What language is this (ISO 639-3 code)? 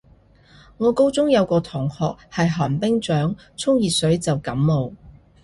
yue